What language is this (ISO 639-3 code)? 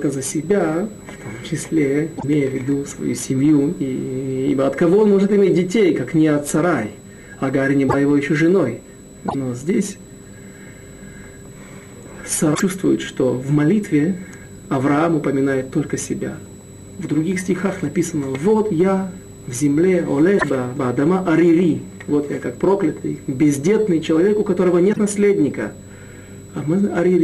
rus